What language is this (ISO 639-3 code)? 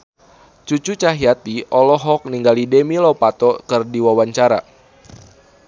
sun